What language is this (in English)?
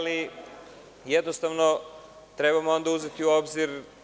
Serbian